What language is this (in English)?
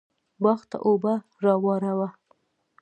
Pashto